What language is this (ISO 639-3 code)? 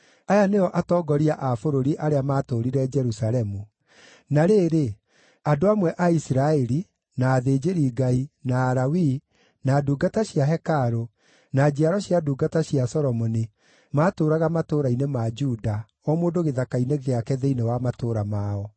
kik